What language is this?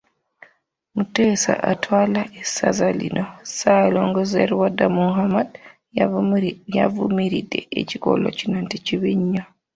Ganda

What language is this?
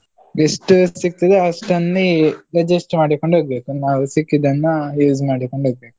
Kannada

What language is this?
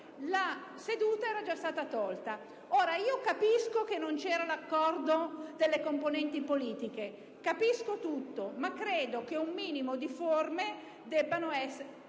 Italian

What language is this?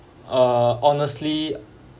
English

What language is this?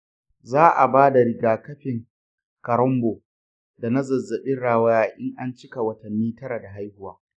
Hausa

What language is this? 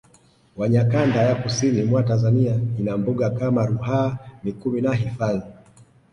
Swahili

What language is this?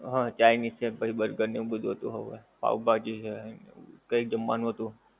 Gujarati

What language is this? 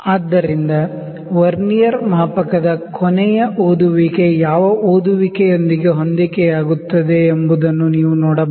Kannada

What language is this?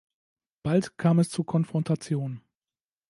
German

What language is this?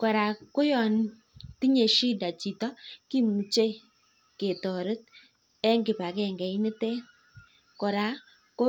Kalenjin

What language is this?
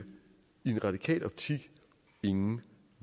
Danish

